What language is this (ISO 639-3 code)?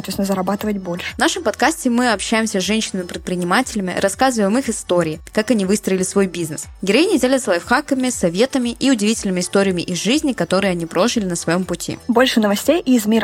rus